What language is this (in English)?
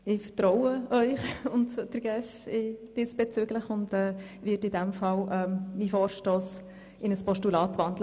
Swiss German